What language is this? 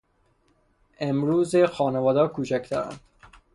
Persian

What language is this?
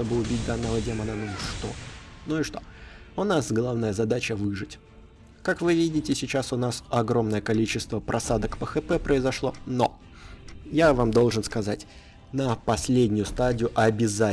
Russian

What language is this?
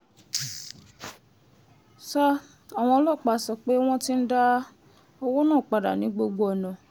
Yoruba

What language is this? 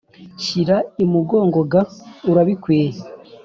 Kinyarwanda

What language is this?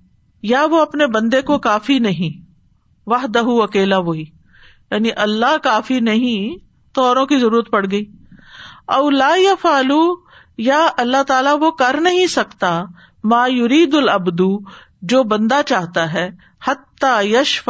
Urdu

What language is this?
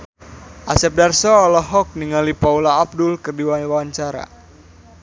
Sundanese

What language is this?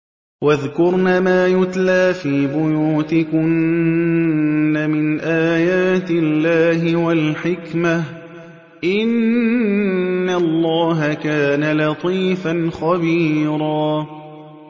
Arabic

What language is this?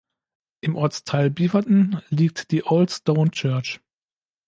German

